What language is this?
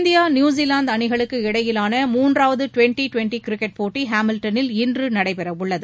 Tamil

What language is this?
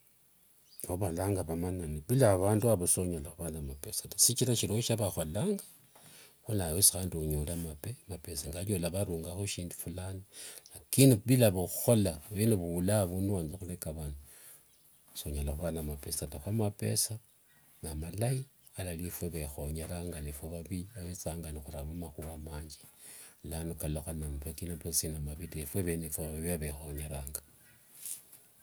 Wanga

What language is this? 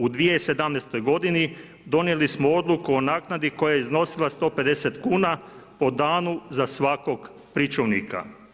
Croatian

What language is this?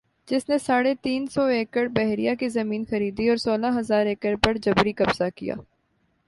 Urdu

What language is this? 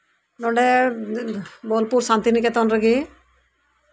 Santali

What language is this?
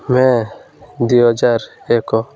Odia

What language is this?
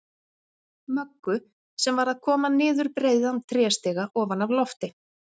Icelandic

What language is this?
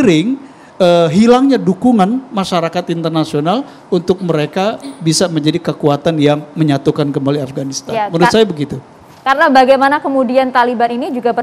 Indonesian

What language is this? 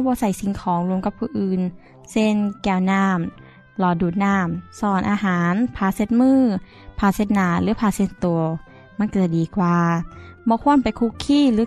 Thai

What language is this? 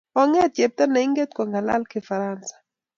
Kalenjin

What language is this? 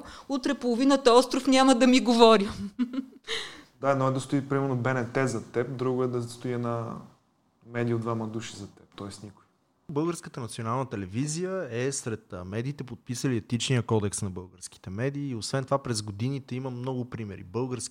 Bulgarian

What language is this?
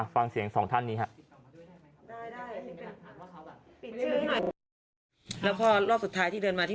Thai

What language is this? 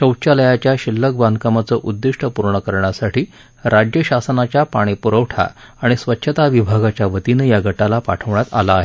Marathi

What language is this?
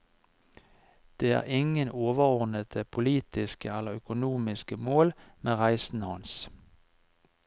Norwegian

